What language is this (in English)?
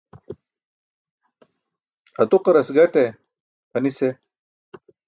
Burushaski